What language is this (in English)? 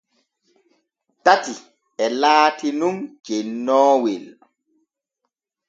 Borgu Fulfulde